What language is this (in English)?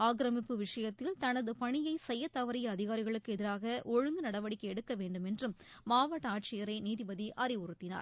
Tamil